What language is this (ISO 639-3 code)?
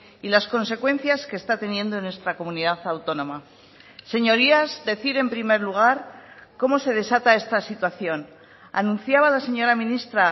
spa